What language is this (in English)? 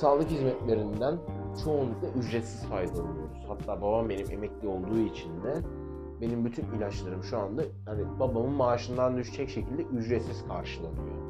Turkish